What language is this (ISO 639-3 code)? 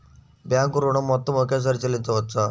tel